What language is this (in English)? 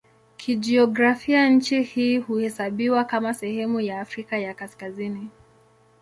Swahili